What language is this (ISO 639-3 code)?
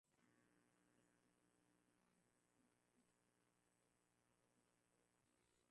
swa